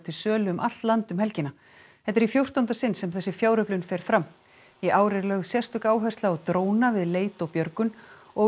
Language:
Icelandic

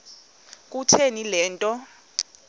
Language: Xhosa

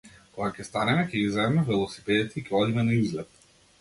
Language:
Macedonian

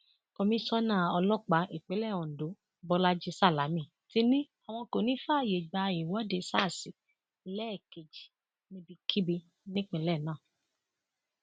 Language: Yoruba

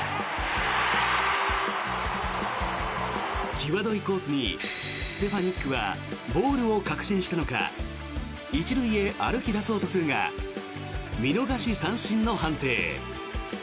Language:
Japanese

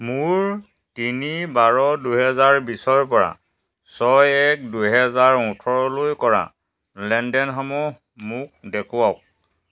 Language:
Assamese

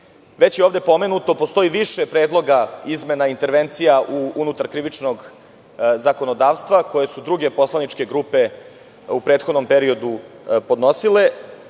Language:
Serbian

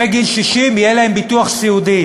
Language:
Hebrew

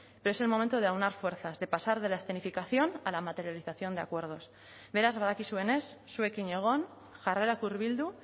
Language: Spanish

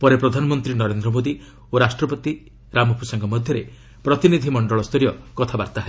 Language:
Odia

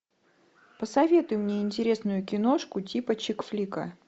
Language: Russian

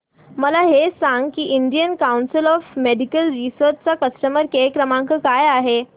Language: Marathi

